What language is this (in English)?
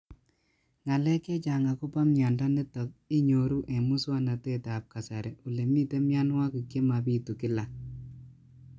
Kalenjin